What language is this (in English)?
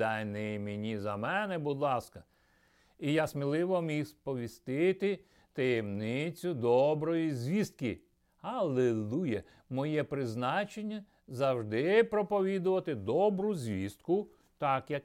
Ukrainian